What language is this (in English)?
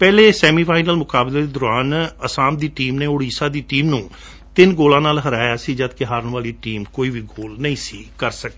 Punjabi